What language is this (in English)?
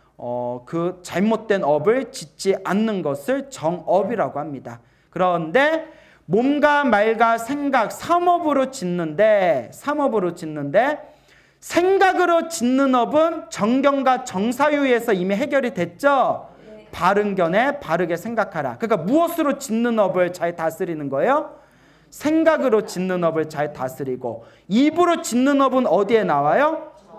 Korean